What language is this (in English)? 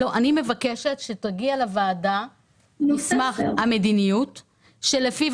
Hebrew